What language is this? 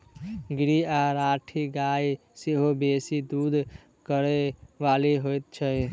Maithili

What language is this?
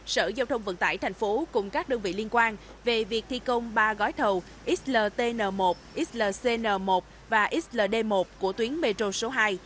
Vietnamese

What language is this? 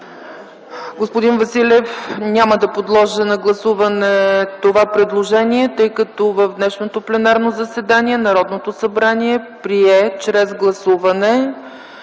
Bulgarian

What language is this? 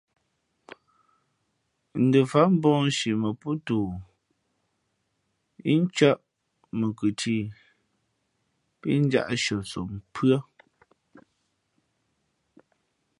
Fe'fe'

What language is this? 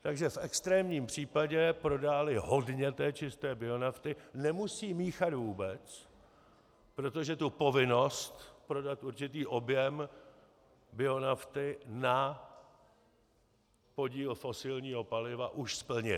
Czech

